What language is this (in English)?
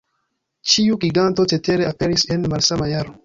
Esperanto